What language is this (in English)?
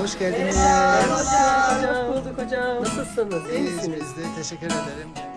Turkish